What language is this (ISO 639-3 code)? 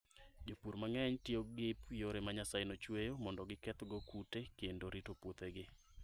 luo